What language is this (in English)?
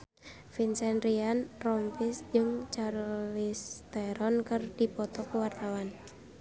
Sundanese